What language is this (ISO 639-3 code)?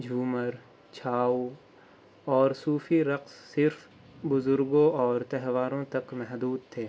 urd